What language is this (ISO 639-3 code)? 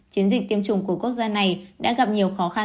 vie